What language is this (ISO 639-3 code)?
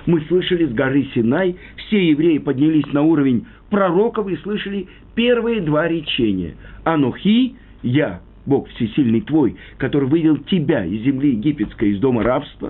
rus